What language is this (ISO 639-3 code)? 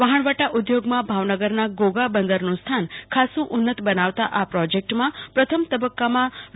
guj